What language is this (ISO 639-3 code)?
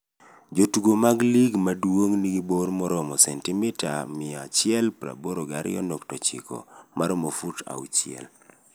luo